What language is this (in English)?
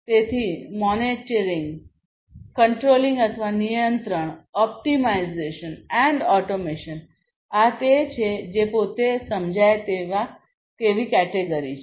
Gujarati